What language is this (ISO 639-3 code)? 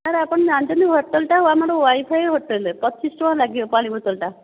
ori